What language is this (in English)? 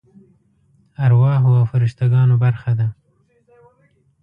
Pashto